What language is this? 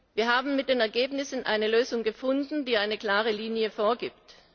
German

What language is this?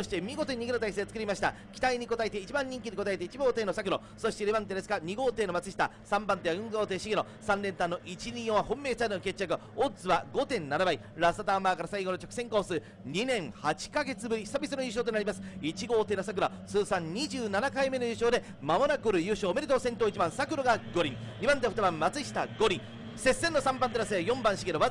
Japanese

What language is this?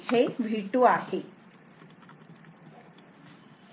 Marathi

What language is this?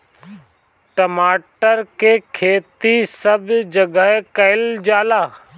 Bhojpuri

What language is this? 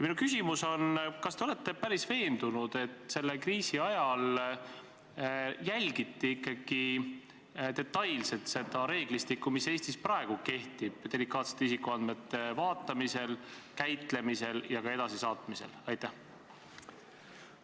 Estonian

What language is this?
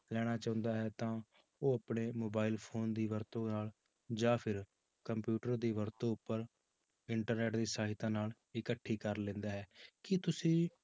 Punjabi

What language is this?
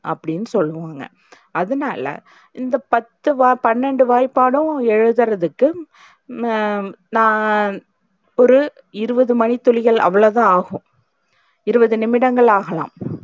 Tamil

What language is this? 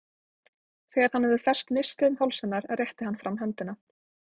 Icelandic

